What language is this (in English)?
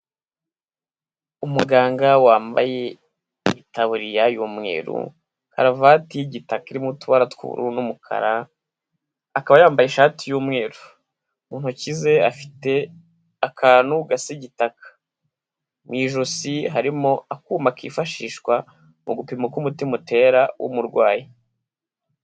Kinyarwanda